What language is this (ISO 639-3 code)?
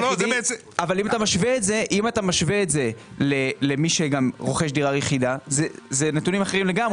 heb